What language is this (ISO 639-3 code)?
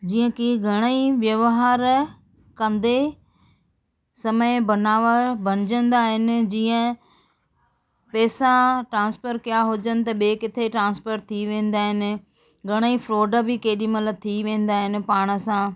snd